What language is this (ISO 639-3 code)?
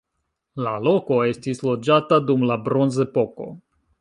epo